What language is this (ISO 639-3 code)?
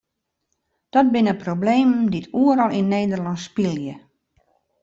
fry